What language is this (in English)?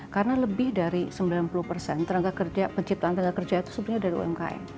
Indonesian